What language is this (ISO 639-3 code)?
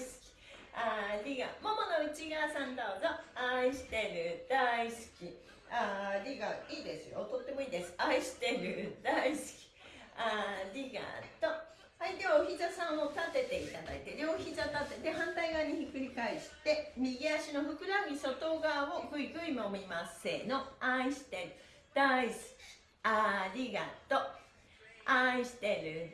jpn